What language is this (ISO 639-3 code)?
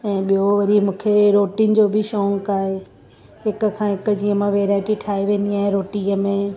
snd